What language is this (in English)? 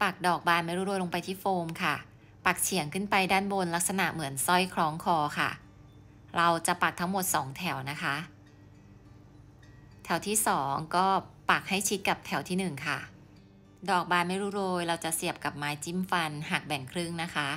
Thai